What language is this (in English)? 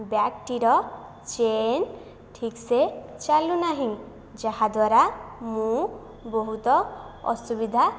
Odia